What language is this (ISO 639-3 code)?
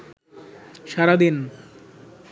ben